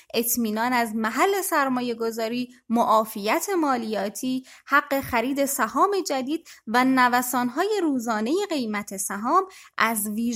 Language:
Persian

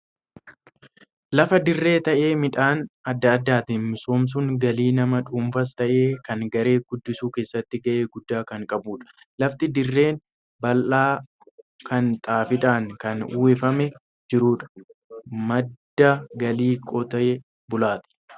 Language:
Oromo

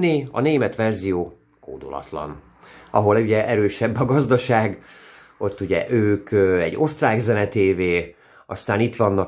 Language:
Hungarian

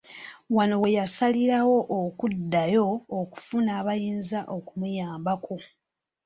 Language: Ganda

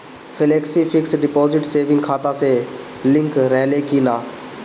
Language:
Bhojpuri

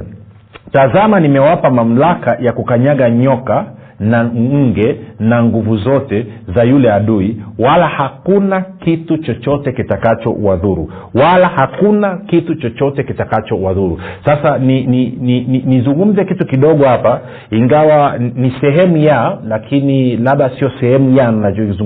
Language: Swahili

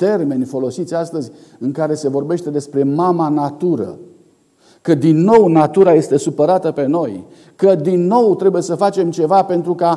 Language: Romanian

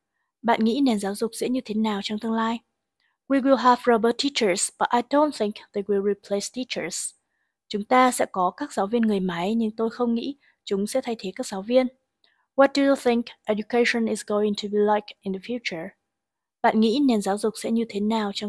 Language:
Vietnamese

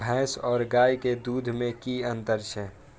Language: Maithili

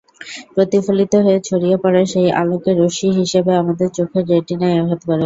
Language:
Bangla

